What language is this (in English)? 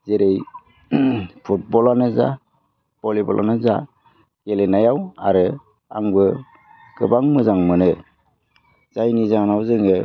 Bodo